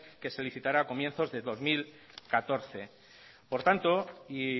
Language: Spanish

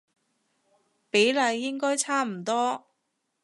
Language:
Cantonese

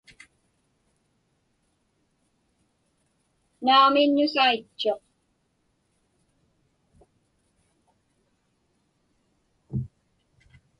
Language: Inupiaq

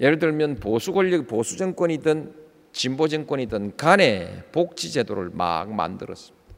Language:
Korean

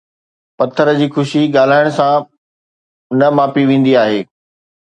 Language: Sindhi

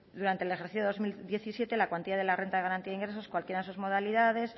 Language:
Spanish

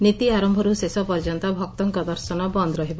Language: Odia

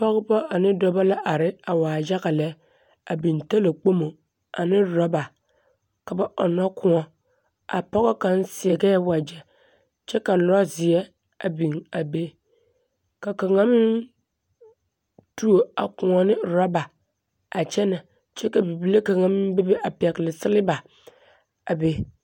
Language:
Southern Dagaare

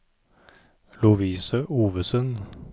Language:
Norwegian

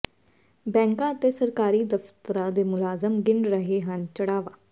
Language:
Punjabi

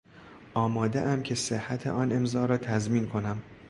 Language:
Persian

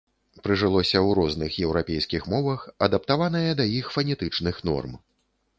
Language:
Belarusian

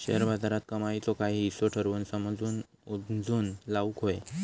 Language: Marathi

